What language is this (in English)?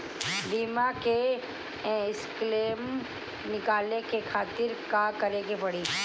Bhojpuri